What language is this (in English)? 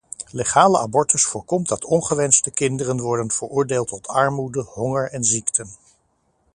Dutch